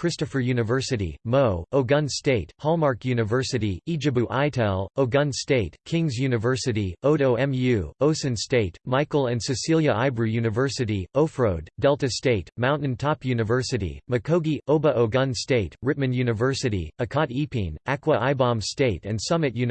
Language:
English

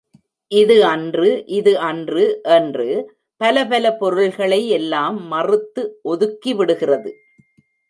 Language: Tamil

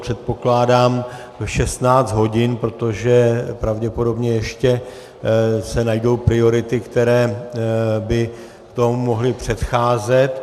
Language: Czech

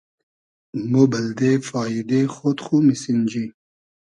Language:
Hazaragi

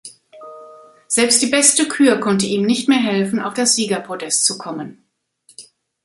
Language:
German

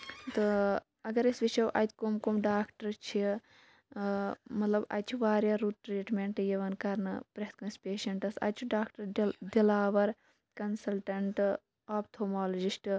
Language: Kashmiri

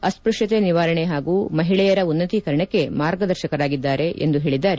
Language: Kannada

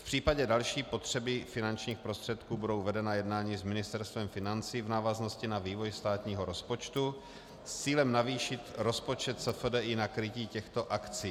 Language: Czech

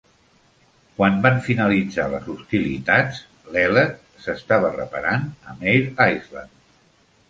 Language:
Catalan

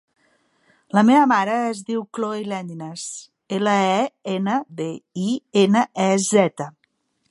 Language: Catalan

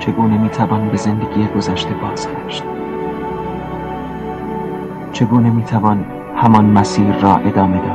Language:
Persian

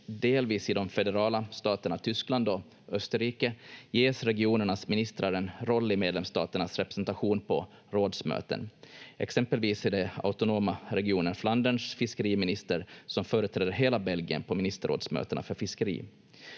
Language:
Finnish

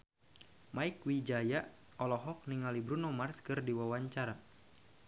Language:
Sundanese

